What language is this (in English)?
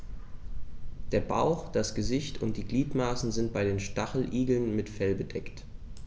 German